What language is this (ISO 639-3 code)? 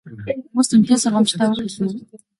mon